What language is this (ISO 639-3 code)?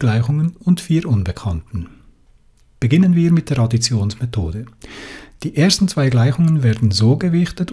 deu